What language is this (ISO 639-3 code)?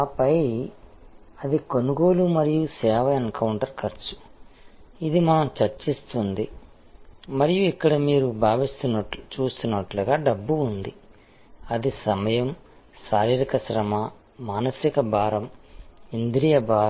tel